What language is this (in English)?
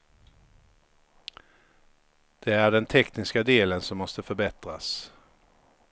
Swedish